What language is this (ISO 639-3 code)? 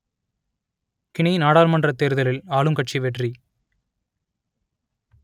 tam